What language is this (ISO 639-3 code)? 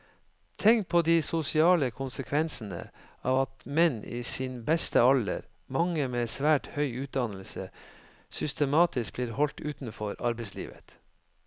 nor